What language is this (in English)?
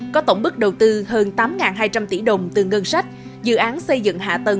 Vietnamese